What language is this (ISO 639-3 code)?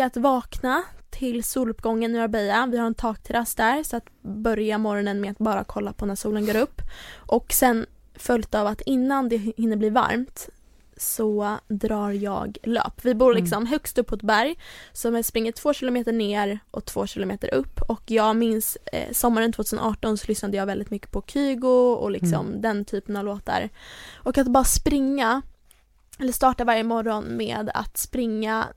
swe